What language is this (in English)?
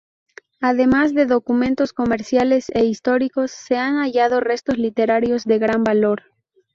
Spanish